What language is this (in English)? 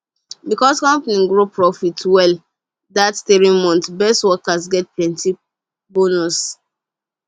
Nigerian Pidgin